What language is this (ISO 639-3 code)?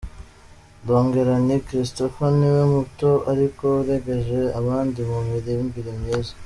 kin